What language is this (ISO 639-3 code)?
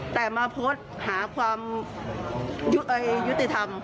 tha